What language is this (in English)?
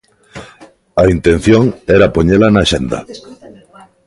Galician